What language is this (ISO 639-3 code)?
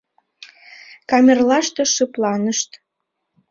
chm